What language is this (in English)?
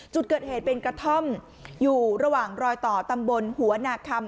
Thai